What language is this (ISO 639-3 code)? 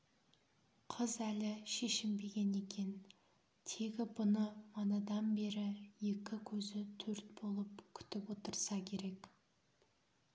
kaz